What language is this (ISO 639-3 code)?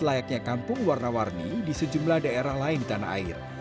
ind